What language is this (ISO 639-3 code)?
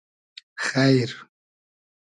haz